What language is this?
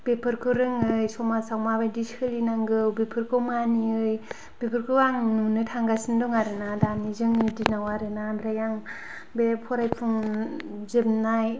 Bodo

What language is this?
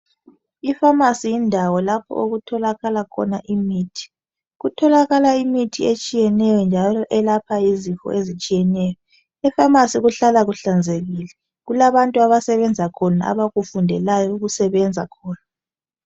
North Ndebele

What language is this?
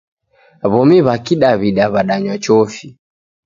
Taita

